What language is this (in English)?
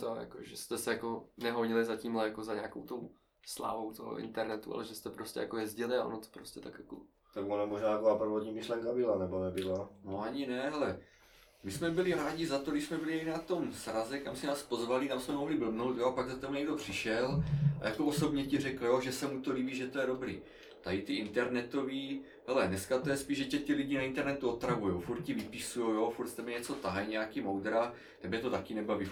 Czech